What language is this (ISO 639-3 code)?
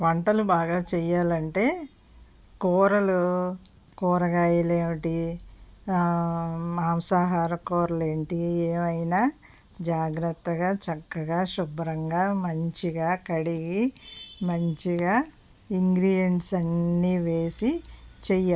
tel